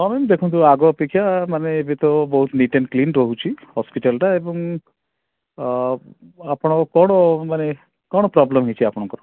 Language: Odia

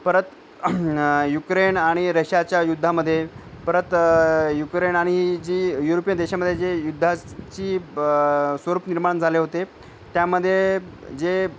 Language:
Marathi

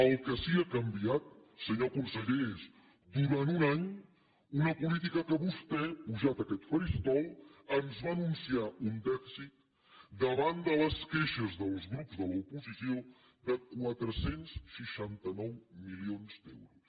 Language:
Catalan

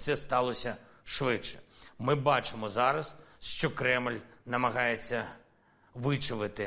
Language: Ukrainian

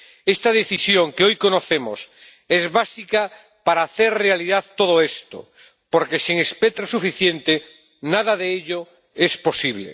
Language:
Spanish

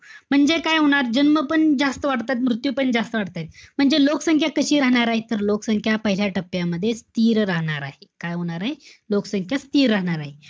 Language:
Marathi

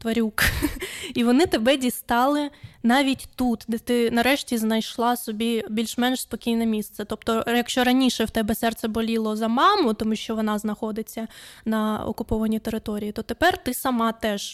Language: Ukrainian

